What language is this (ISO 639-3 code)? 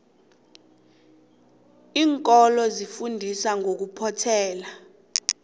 nbl